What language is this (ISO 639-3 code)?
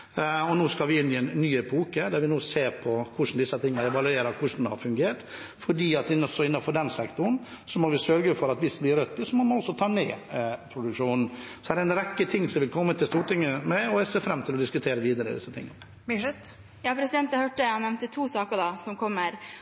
nor